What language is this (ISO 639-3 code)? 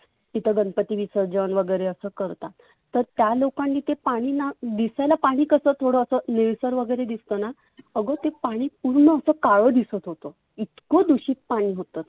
mar